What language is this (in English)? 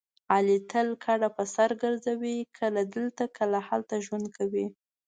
Pashto